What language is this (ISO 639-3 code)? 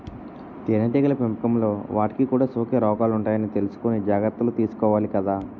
tel